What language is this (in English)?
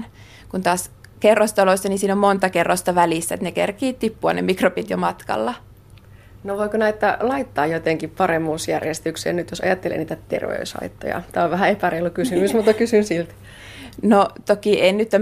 Finnish